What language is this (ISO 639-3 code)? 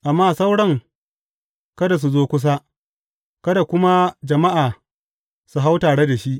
hau